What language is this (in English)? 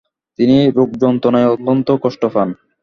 Bangla